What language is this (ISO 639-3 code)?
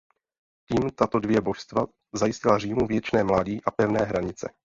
ces